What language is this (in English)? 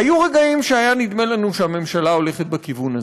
Hebrew